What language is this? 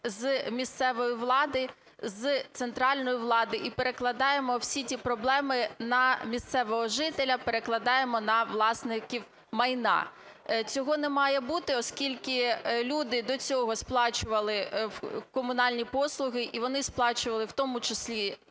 Ukrainian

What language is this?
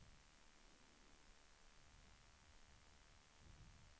Swedish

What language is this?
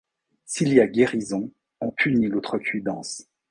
French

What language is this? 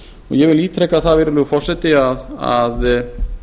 Icelandic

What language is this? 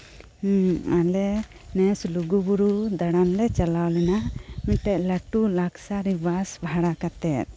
Santali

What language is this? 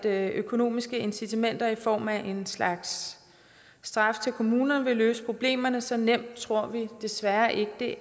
Danish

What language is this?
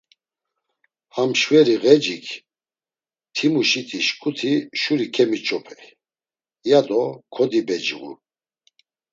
Laz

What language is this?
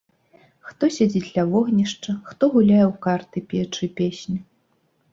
Belarusian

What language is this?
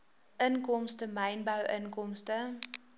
Afrikaans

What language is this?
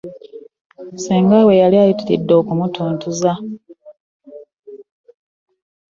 Ganda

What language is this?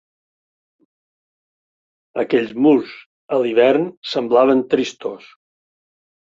Catalan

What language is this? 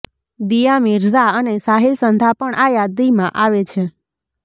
Gujarati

